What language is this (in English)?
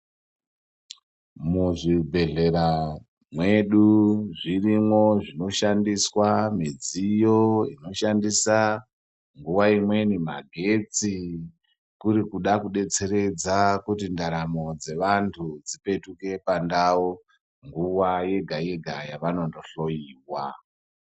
Ndau